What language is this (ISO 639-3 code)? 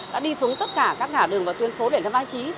vie